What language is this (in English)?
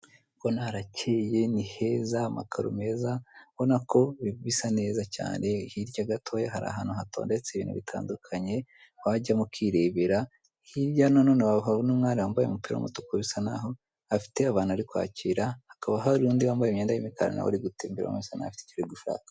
Kinyarwanda